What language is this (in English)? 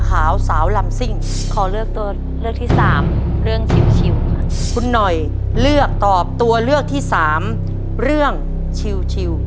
Thai